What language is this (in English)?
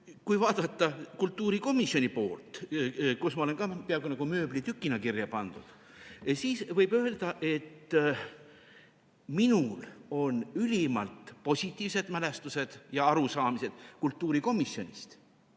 Estonian